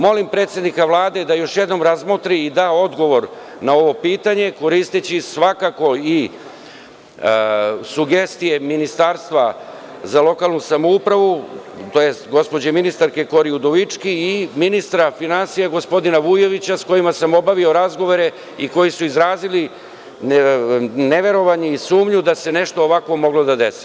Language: Serbian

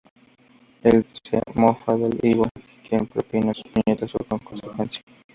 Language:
Spanish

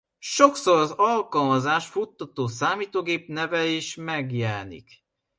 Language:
Hungarian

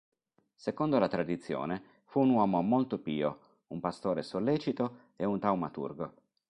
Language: Italian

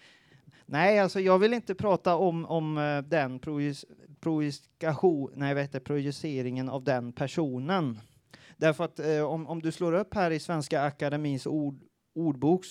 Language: Swedish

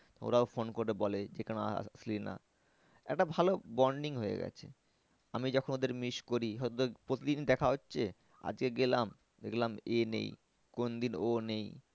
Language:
Bangla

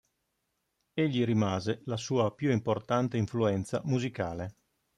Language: Italian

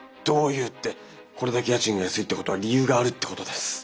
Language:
Japanese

